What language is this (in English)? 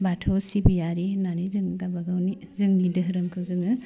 Bodo